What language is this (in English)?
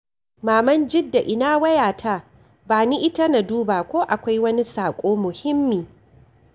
Hausa